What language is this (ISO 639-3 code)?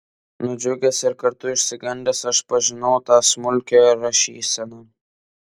lit